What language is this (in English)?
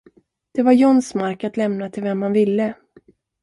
Swedish